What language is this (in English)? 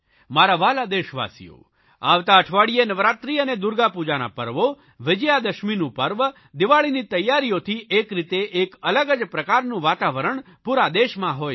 Gujarati